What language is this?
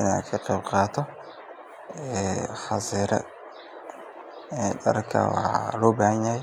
Somali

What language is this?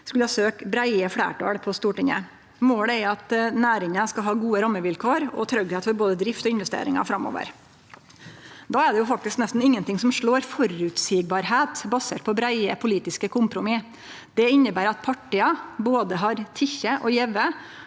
Norwegian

